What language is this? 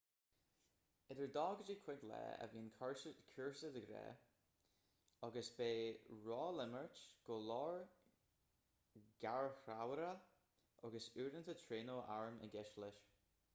Irish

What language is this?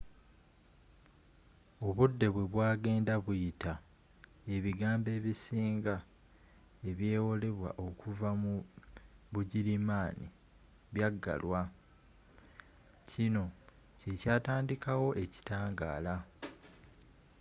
Ganda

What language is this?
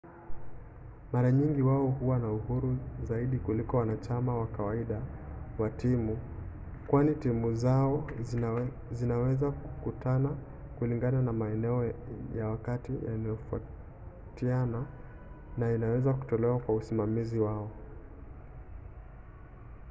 Swahili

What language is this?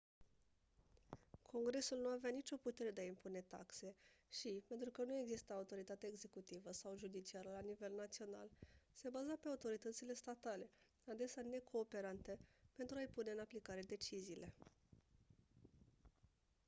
Romanian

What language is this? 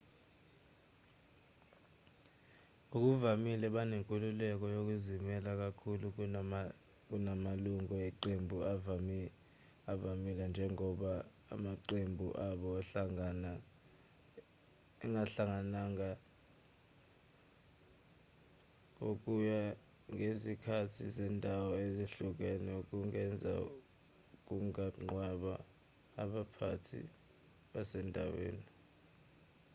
Zulu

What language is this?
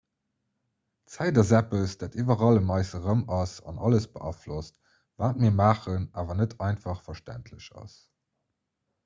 Luxembourgish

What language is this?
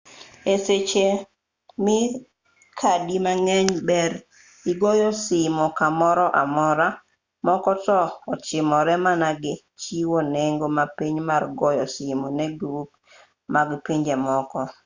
Luo (Kenya and Tanzania)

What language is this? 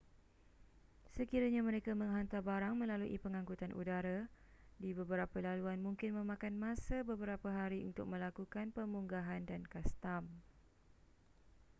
Malay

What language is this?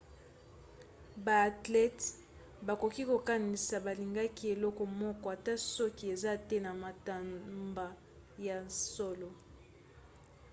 Lingala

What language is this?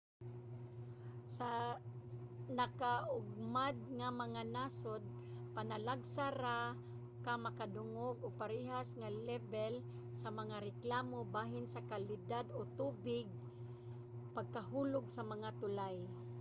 Cebuano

